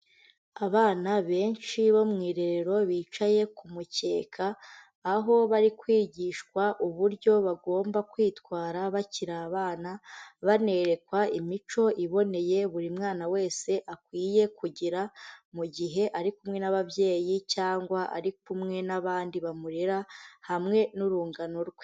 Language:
Kinyarwanda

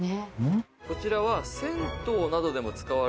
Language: Japanese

